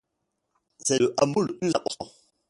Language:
French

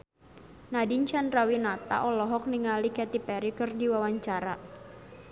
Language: Sundanese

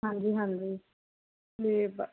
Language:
Punjabi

